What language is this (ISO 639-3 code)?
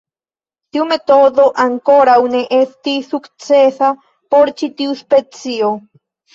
epo